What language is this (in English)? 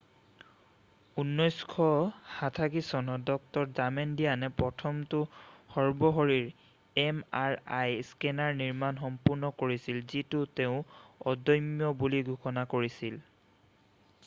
Assamese